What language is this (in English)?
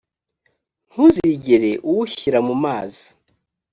Kinyarwanda